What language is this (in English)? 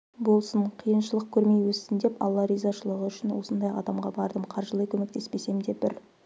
Kazakh